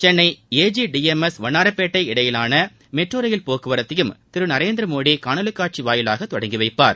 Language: Tamil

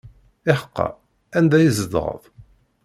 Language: Kabyle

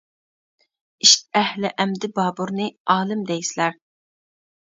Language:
Uyghur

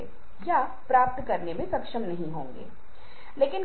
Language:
Hindi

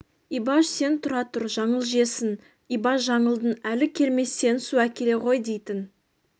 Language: Kazakh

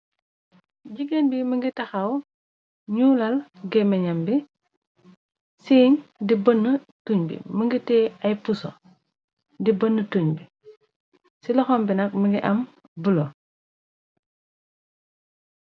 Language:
Wolof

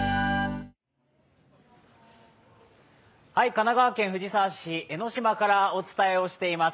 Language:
Japanese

